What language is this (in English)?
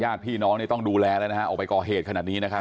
Thai